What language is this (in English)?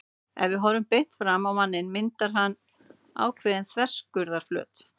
Icelandic